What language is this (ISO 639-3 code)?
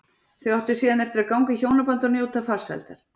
isl